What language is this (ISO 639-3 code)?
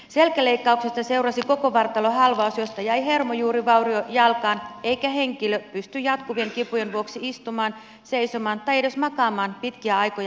fin